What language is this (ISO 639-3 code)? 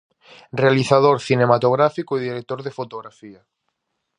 glg